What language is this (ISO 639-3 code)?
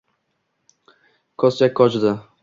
uzb